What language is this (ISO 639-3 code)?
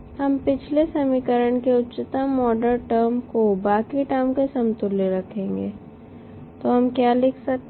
hin